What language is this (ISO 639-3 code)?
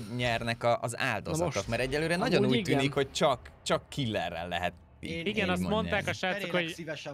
hun